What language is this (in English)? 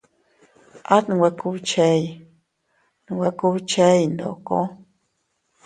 Teutila Cuicatec